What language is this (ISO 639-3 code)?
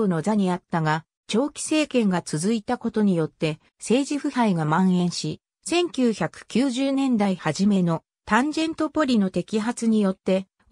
jpn